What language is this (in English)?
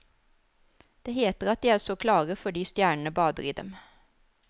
Norwegian